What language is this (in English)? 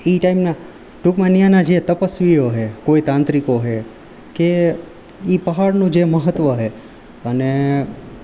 Gujarati